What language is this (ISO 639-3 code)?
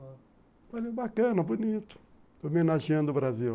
por